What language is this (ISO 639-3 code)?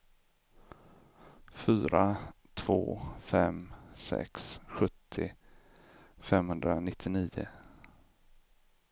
swe